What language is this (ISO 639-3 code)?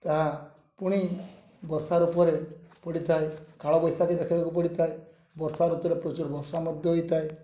ori